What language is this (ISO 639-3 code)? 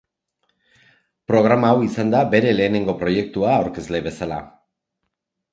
eus